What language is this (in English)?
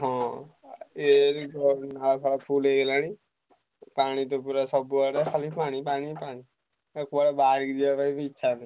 Odia